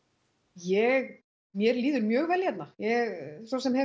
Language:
Icelandic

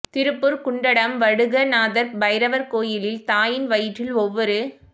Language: Tamil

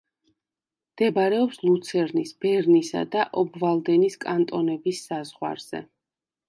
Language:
Georgian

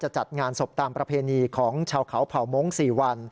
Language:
Thai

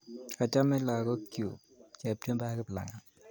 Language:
Kalenjin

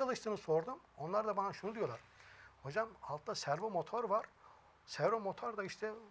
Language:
Turkish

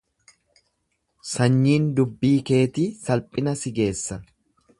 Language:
Oromo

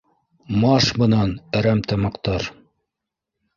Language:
Bashkir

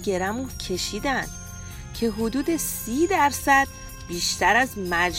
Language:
Persian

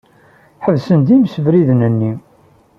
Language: Kabyle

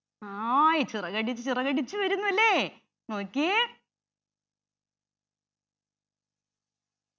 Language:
Malayalam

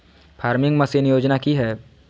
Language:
Magahi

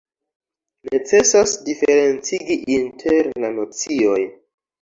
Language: Esperanto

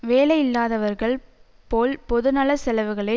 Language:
Tamil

